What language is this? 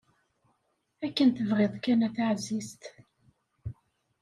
Kabyle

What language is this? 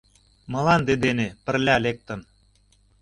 Mari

